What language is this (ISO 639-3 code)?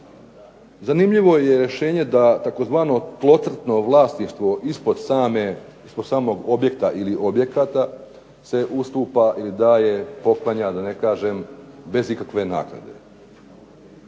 hrv